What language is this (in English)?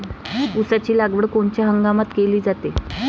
Marathi